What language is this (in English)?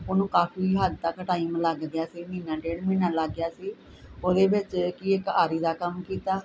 Punjabi